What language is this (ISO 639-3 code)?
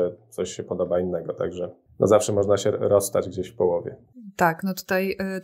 pol